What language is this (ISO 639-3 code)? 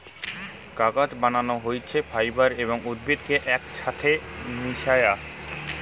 ben